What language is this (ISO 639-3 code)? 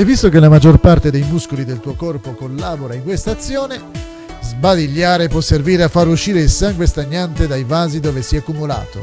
ita